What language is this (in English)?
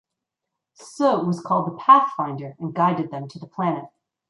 English